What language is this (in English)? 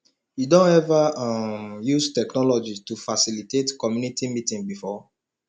Nigerian Pidgin